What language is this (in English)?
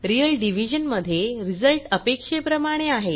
Marathi